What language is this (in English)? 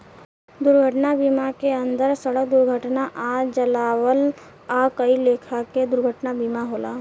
Bhojpuri